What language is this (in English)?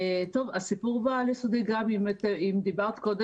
Hebrew